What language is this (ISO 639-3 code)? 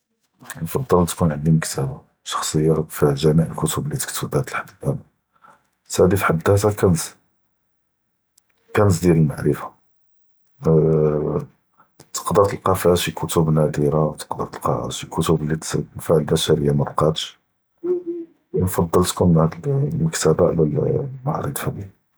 jrb